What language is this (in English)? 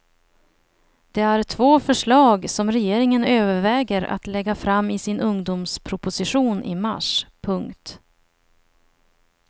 Swedish